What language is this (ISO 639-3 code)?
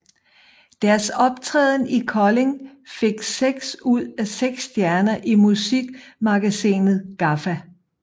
dan